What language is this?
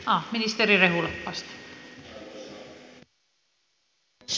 Finnish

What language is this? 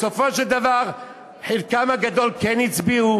Hebrew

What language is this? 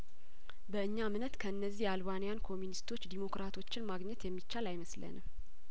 Amharic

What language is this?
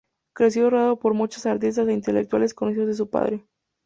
Spanish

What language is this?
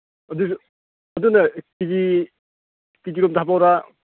Manipuri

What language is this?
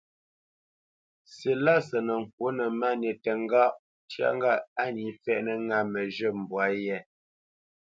Bamenyam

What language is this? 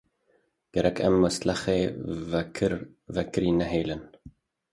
Kurdish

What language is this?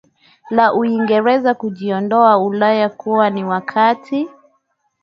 Swahili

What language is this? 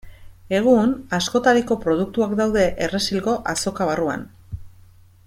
Basque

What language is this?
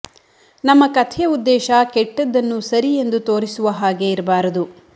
Kannada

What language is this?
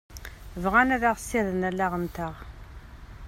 Kabyle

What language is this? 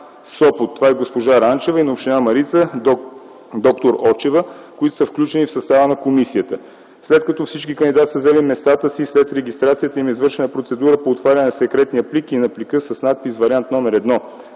Bulgarian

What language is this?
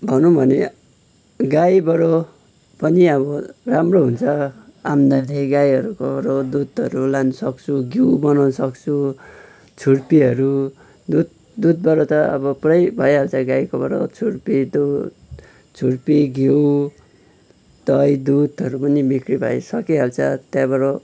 Nepali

